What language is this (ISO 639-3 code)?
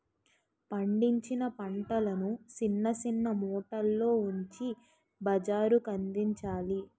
tel